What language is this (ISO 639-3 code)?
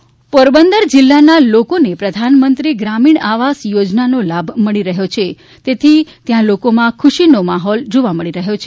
guj